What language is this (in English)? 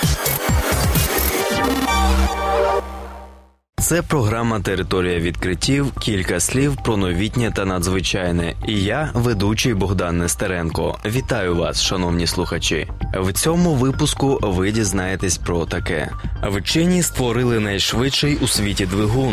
Ukrainian